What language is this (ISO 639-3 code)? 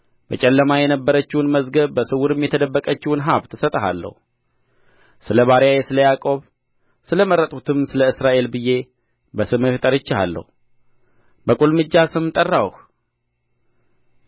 amh